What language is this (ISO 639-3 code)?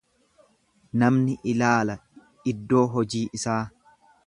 orm